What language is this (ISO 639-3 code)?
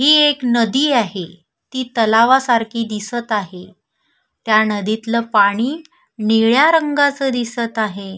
mar